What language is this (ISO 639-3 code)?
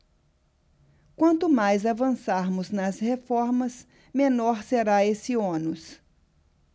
por